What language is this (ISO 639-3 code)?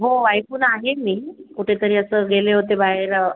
mar